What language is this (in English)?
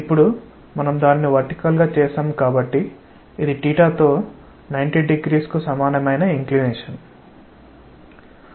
Telugu